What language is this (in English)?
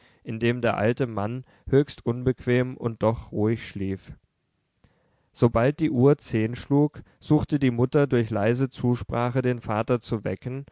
German